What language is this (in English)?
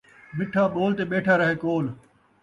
Saraiki